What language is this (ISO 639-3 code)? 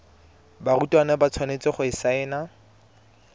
tsn